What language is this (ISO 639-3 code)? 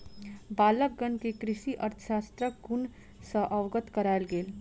mai